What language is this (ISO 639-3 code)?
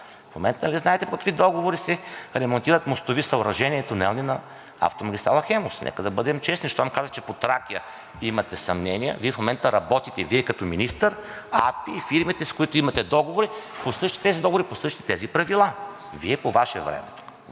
bul